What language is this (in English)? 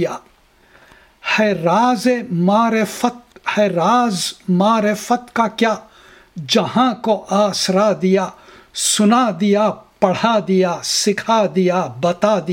Urdu